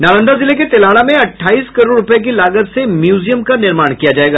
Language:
Hindi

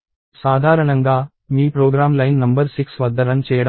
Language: Telugu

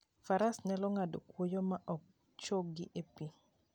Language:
Luo (Kenya and Tanzania)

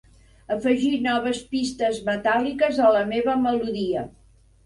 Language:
Catalan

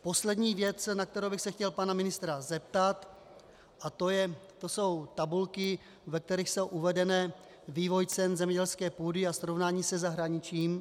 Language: Czech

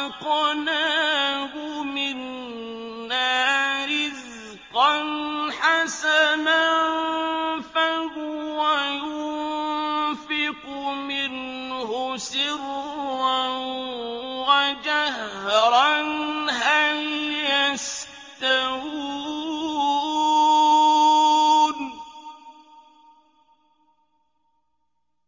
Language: Arabic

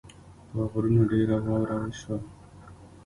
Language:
Pashto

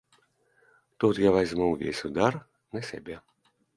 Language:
Belarusian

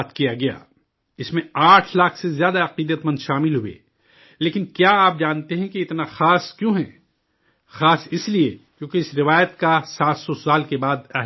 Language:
Urdu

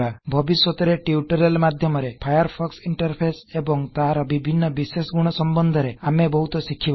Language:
Odia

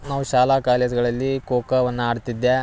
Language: Kannada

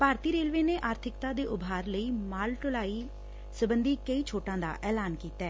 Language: Punjabi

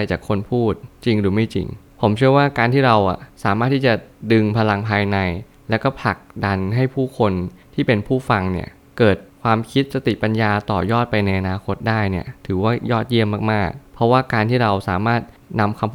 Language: Thai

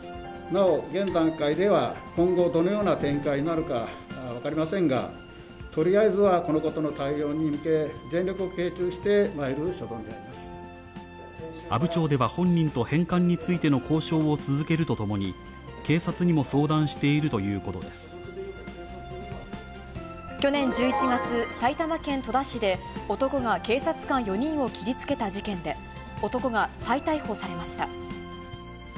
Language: Japanese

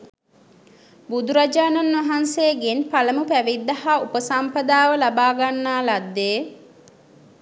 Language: Sinhala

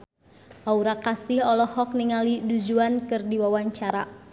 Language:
Sundanese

